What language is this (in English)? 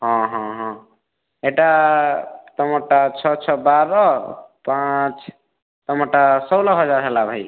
Odia